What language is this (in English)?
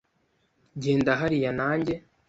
Kinyarwanda